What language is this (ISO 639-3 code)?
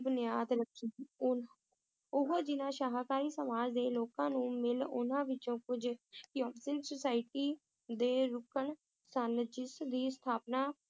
pan